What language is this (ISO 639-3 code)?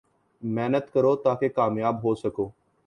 urd